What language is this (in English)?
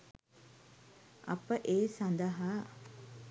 Sinhala